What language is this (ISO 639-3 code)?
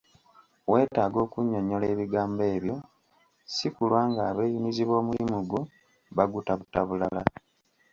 lug